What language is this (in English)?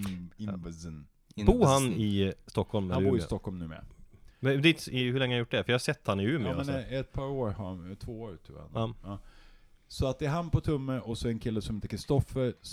Swedish